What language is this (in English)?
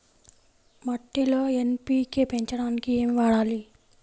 Telugu